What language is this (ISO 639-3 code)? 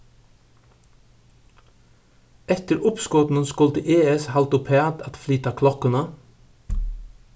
fao